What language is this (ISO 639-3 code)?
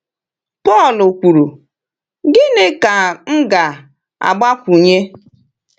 ibo